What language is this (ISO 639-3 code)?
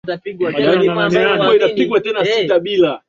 swa